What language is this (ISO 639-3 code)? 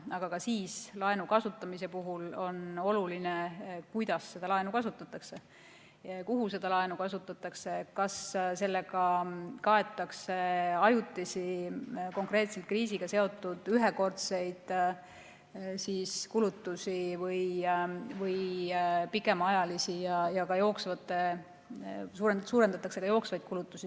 est